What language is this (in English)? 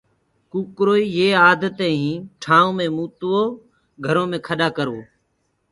Gurgula